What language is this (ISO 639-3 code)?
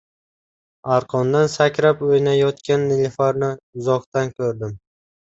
uzb